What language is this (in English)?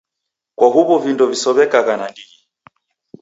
Taita